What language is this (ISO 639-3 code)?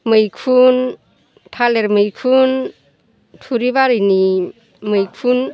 brx